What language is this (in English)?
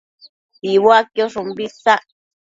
Matsés